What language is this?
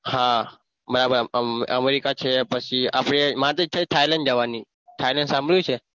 Gujarati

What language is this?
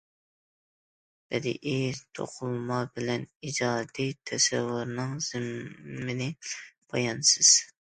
Uyghur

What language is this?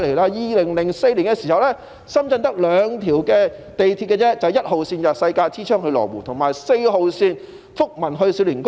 Cantonese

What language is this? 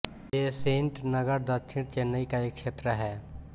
Hindi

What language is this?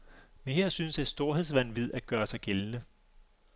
Danish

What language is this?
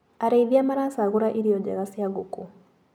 Kikuyu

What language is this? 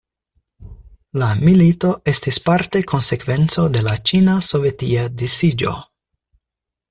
Esperanto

